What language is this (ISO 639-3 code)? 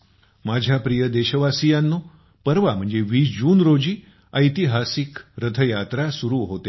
mar